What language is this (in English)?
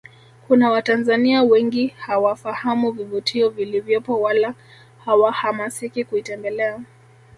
Swahili